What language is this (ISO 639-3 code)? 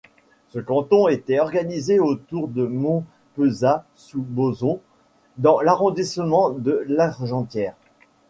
fra